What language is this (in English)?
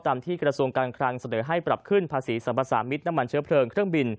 Thai